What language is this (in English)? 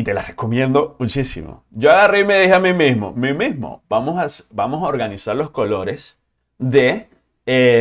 Spanish